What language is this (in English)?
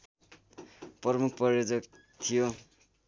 Nepali